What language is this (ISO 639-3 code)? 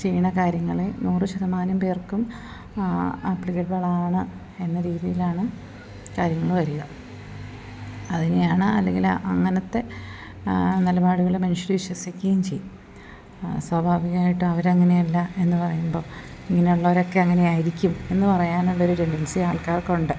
mal